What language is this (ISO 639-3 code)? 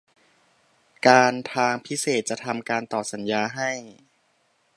tha